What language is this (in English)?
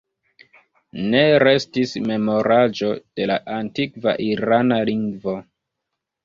Esperanto